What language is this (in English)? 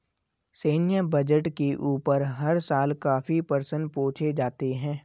Hindi